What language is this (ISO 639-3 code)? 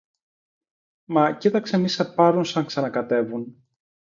ell